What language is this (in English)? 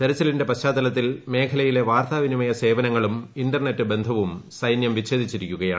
Malayalam